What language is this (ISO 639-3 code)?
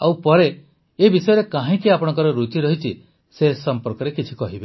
ori